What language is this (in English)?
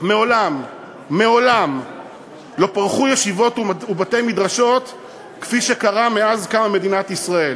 Hebrew